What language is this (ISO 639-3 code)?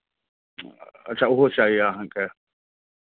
mai